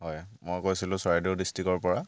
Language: Assamese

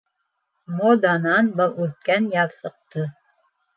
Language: Bashkir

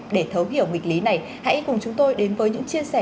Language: Vietnamese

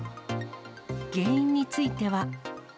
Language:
Japanese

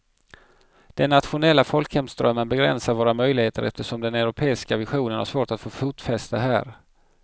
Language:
Swedish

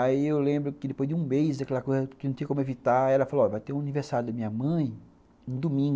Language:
Portuguese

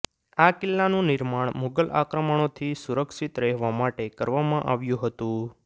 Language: Gujarati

